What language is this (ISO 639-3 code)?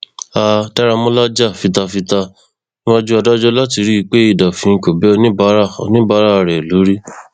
yor